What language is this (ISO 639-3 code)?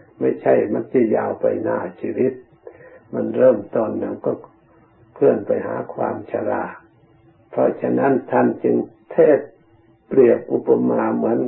tha